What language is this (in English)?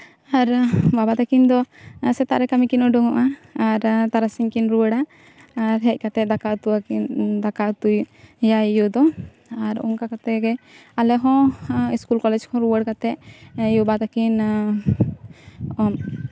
Santali